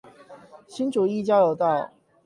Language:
Chinese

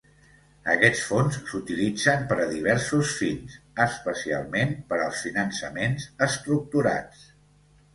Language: Catalan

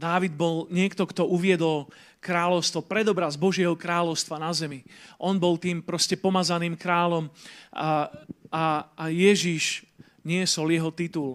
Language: Slovak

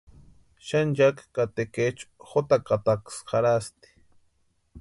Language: Western Highland Purepecha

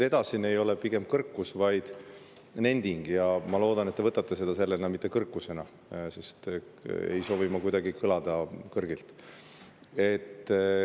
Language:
Estonian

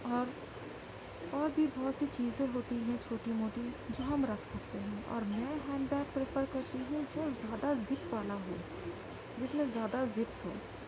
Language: Urdu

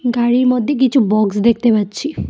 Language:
Bangla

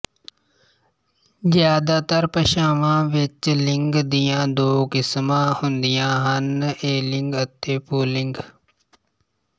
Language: Punjabi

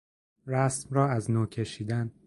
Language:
Persian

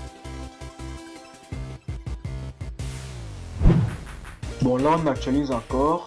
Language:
French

